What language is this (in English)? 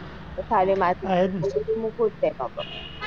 Gujarati